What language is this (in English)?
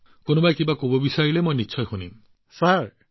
Assamese